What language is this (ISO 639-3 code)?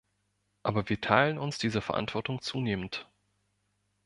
deu